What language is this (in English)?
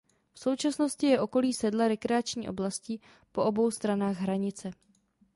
Czech